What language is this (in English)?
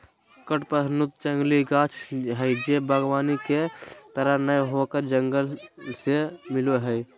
Magahi